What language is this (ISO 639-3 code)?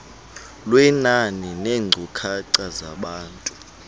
xho